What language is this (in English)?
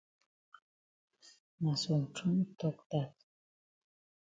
Cameroon Pidgin